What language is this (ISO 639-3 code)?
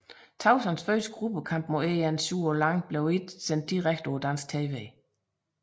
dan